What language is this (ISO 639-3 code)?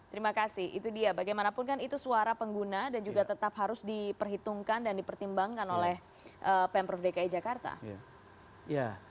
ind